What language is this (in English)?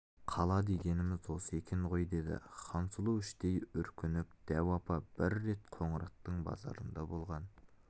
Kazakh